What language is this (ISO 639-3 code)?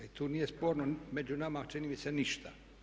hrv